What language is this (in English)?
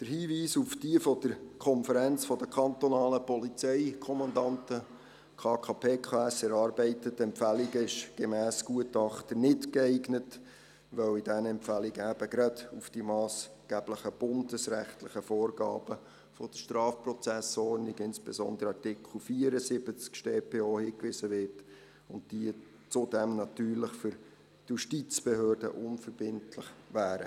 Swiss German